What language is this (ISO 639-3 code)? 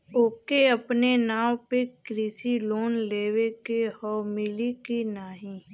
bho